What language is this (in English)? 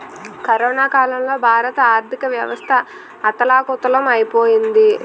Telugu